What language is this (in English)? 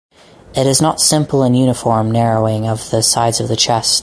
English